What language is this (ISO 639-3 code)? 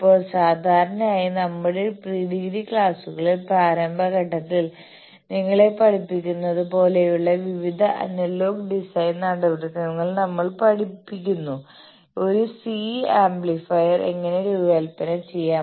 mal